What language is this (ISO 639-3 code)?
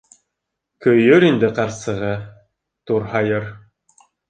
bak